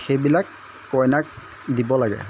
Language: Assamese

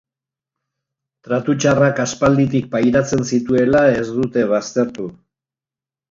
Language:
Basque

